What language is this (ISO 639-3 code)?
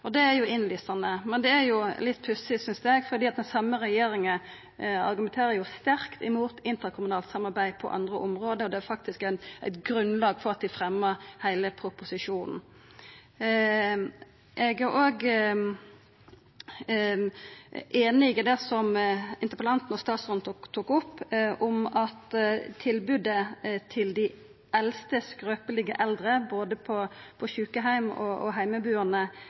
nno